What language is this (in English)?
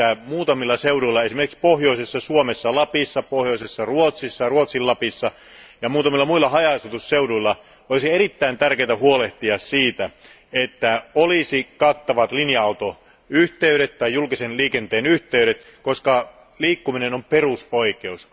Finnish